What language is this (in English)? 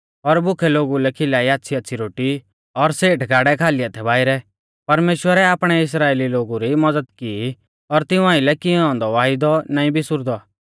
Mahasu Pahari